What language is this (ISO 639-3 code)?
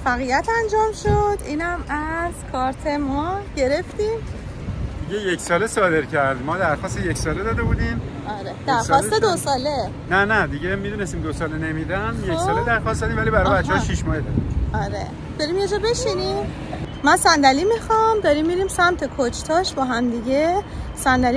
fas